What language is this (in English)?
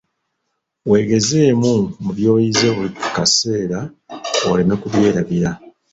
Ganda